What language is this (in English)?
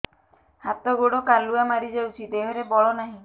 Odia